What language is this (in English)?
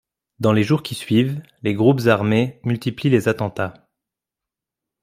French